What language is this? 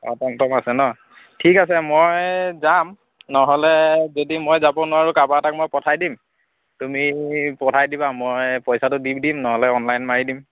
Assamese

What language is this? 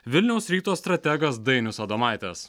Lithuanian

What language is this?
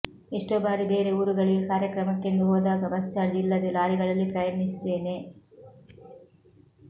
Kannada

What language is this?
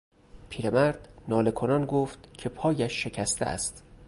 Persian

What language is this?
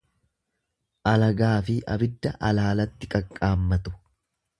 Oromo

